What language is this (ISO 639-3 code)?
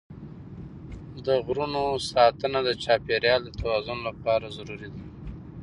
pus